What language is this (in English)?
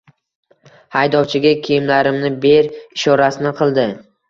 Uzbek